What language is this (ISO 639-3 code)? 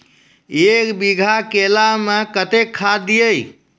mai